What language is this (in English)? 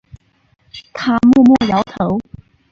Chinese